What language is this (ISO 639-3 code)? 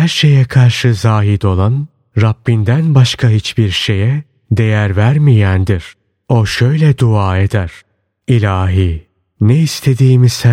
tur